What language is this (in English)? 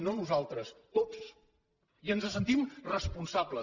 Catalan